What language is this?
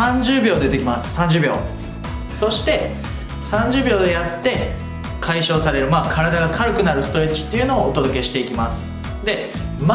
Japanese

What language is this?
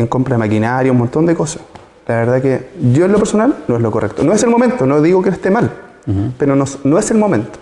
Spanish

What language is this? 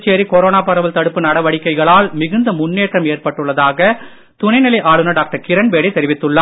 Tamil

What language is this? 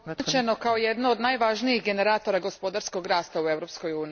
Croatian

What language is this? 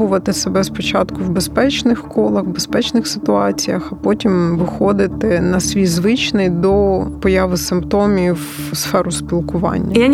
Ukrainian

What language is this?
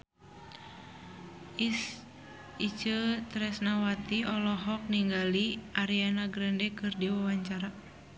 Sundanese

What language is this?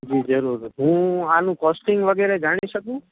Gujarati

